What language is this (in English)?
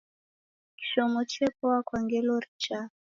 Taita